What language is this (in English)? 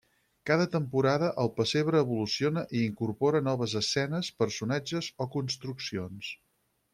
Catalan